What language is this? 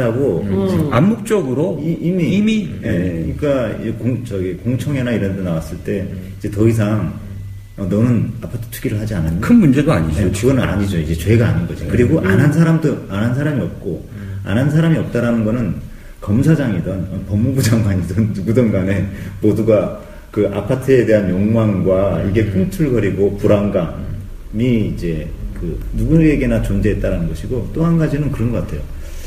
Korean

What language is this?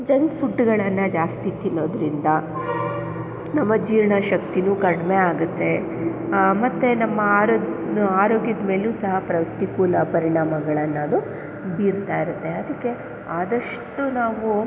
Kannada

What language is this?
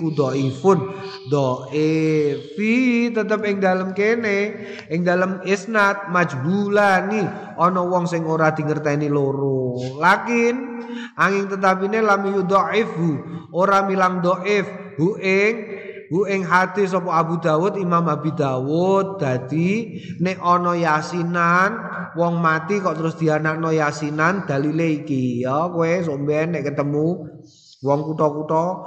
Indonesian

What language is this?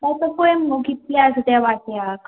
Konkani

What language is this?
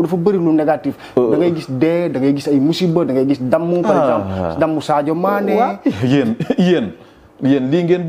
Indonesian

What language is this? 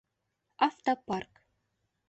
Bashkir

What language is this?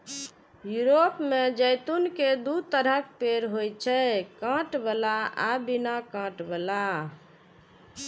Maithili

